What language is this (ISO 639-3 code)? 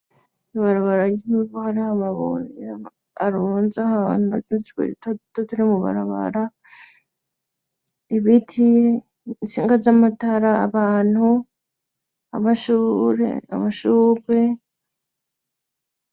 run